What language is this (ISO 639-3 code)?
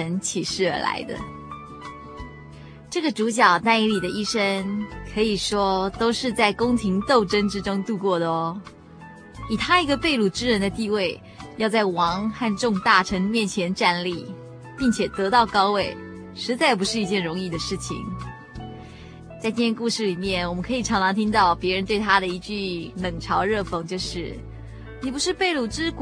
zho